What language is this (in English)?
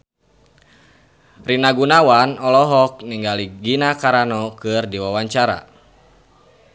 Sundanese